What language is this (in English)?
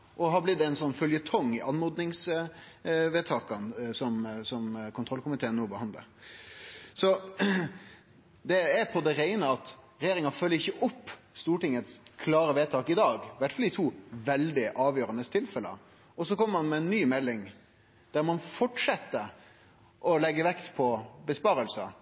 Norwegian Nynorsk